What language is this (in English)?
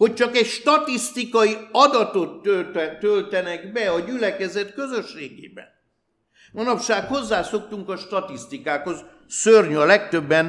Hungarian